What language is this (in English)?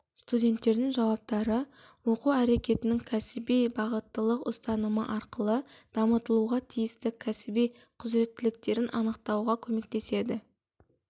Kazakh